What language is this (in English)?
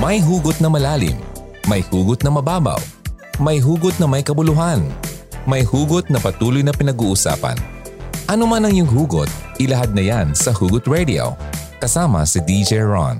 Filipino